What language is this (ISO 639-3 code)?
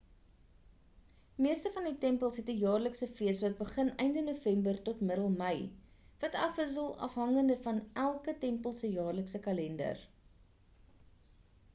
afr